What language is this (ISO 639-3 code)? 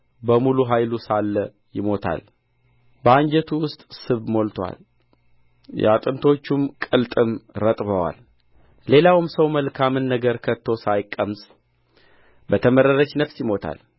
amh